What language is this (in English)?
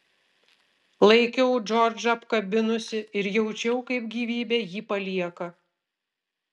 Lithuanian